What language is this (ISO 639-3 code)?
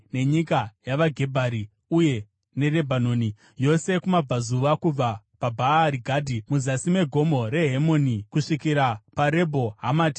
sna